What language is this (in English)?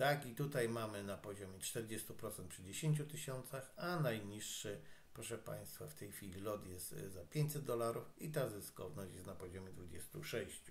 Polish